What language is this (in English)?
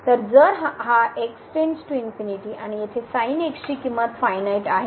Marathi